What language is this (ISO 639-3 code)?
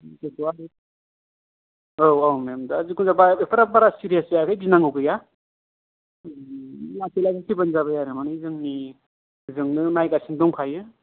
brx